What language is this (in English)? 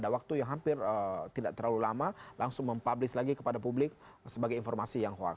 Indonesian